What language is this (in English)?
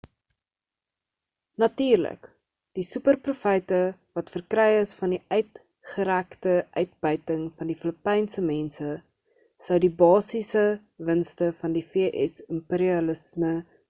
Afrikaans